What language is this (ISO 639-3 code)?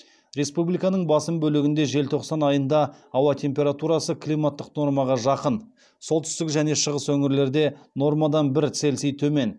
kaz